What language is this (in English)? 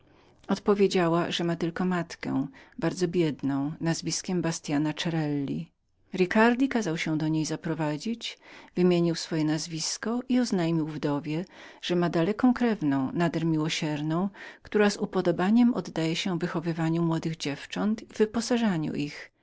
Polish